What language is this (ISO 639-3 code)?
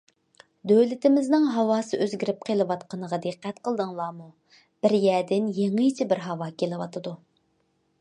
uig